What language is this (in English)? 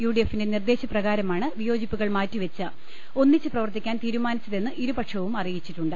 Malayalam